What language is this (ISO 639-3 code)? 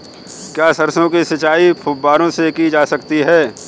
hin